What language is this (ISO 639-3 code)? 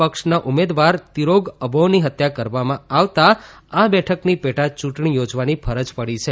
guj